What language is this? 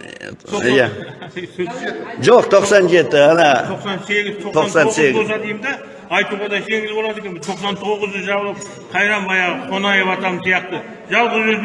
Turkish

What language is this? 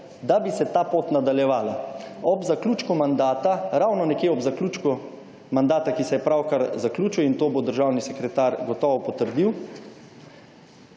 Slovenian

